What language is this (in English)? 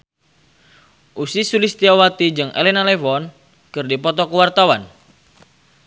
Sundanese